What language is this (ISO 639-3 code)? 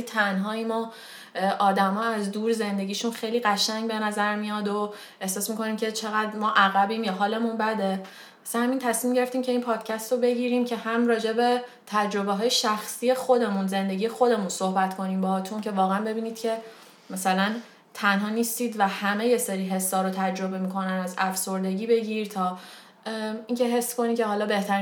fas